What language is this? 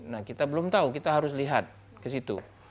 Indonesian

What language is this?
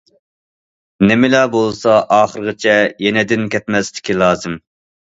Uyghur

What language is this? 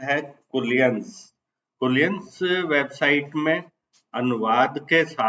Hindi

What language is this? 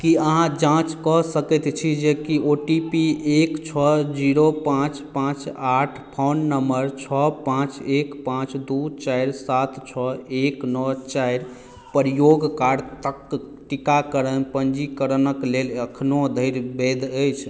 Maithili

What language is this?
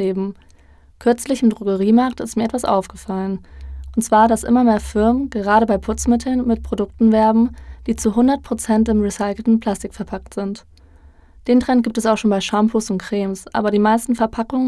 German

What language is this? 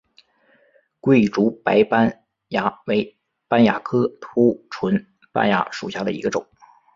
Chinese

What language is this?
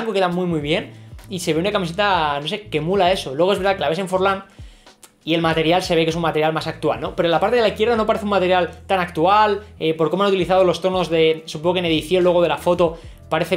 Spanish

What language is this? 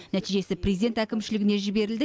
Kazakh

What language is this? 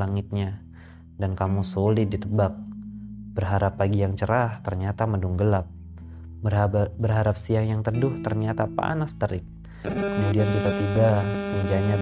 Indonesian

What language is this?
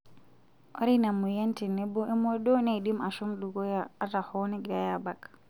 Masai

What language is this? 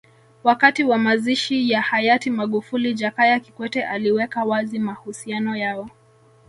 Swahili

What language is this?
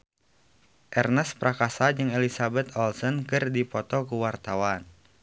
Sundanese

